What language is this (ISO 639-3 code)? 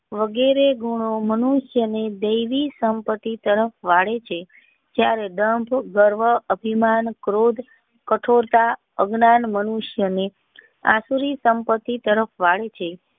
guj